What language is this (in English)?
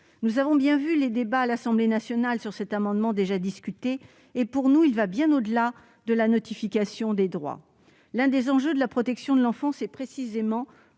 French